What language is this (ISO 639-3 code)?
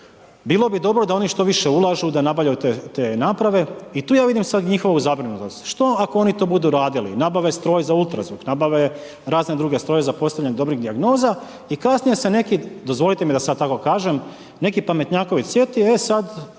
hrv